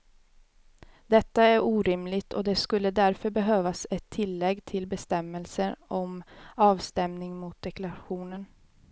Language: Swedish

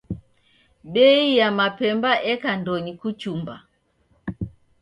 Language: Taita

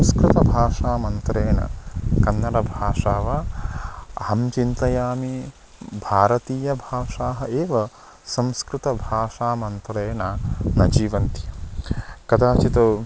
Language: Sanskrit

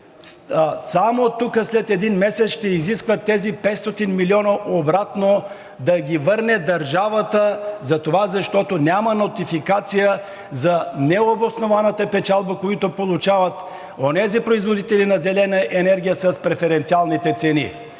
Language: Bulgarian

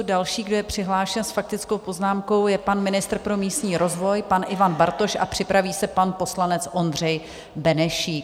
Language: Czech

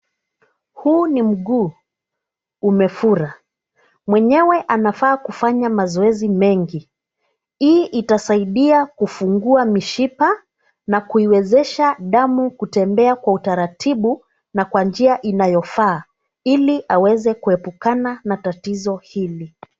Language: Swahili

